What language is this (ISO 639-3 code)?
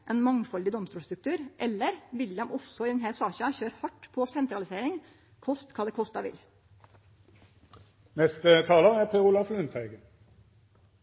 nno